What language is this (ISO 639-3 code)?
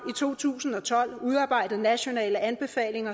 dan